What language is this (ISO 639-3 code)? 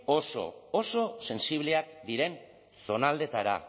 eus